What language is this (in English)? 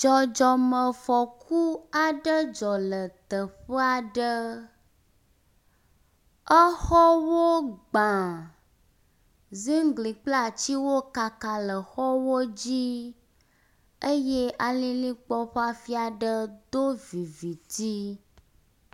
Ewe